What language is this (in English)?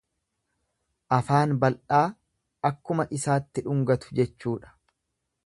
Oromo